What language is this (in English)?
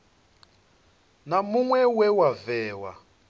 Venda